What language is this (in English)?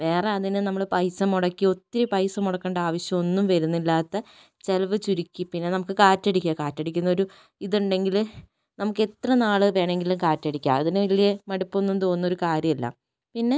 Malayalam